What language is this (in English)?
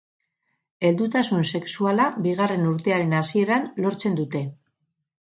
Basque